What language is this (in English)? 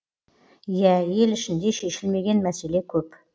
Kazakh